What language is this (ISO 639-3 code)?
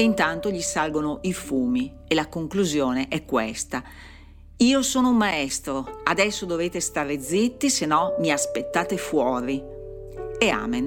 ita